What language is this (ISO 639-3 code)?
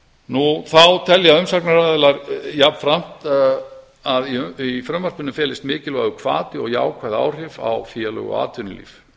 isl